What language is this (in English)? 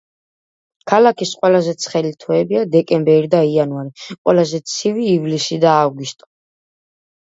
Georgian